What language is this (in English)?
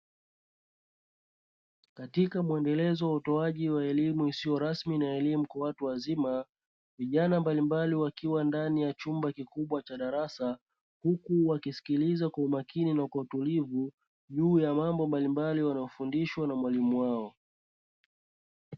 Swahili